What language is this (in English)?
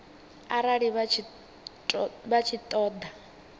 Venda